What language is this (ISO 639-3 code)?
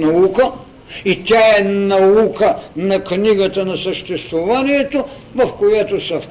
bul